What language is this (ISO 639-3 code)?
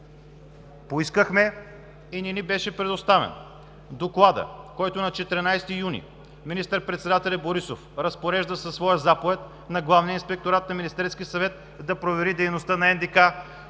bul